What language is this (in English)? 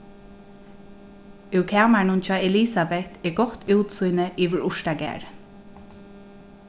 Faroese